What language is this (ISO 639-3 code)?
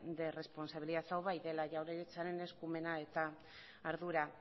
eus